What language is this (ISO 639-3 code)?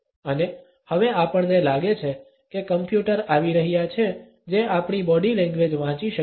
guj